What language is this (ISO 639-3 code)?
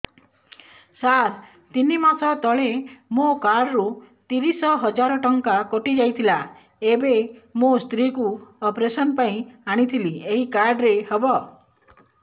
ori